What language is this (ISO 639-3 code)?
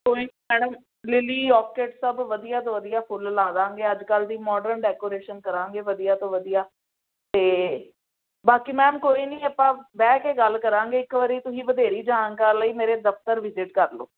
pan